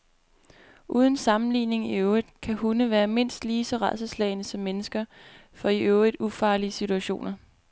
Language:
Danish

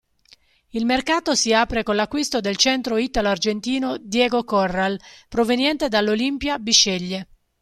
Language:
Italian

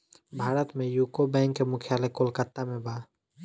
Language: Bhojpuri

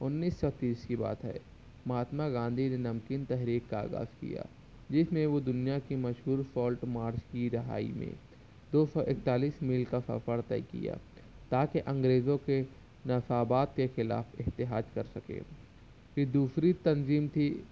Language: Urdu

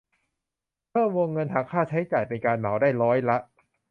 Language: Thai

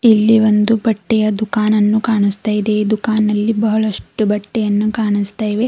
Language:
Kannada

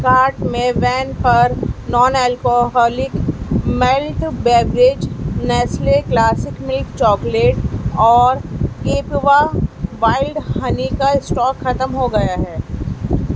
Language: Urdu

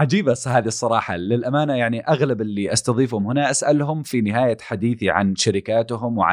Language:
Arabic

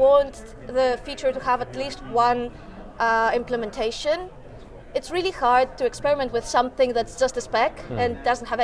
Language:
English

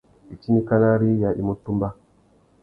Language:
Tuki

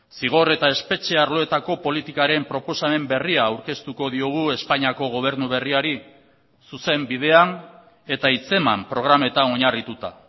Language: Basque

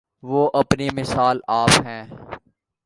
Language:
Urdu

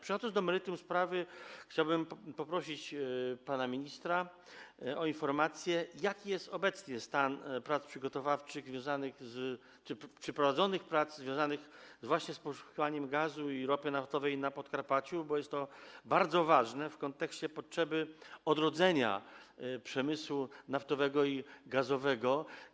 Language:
Polish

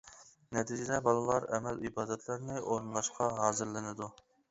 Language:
Uyghur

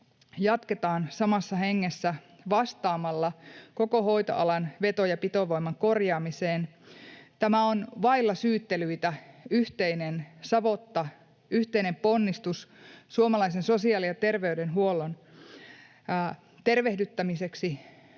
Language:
Finnish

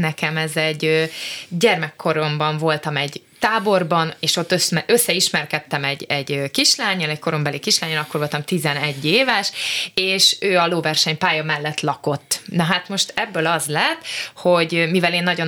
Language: Hungarian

